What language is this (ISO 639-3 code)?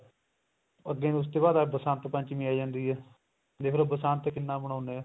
pan